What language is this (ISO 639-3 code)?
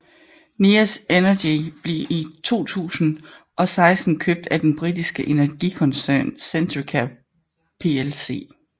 dan